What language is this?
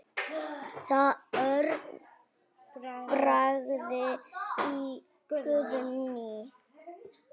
Icelandic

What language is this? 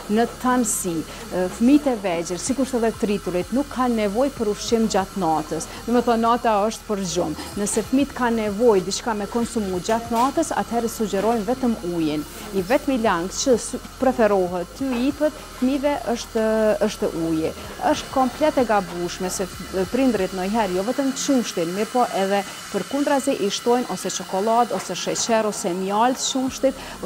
Romanian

